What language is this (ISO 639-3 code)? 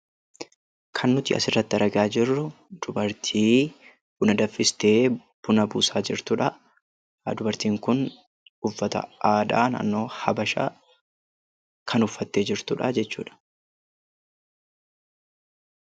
orm